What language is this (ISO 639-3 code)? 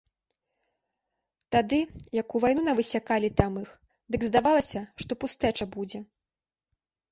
bel